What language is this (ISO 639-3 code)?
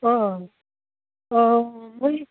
asm